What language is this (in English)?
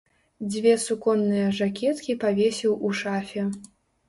Belarusian